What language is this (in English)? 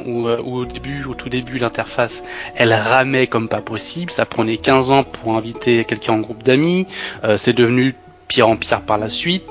French